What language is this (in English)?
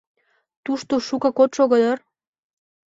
Mari